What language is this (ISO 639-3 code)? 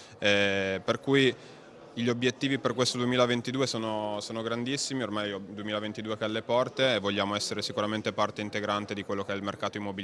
ita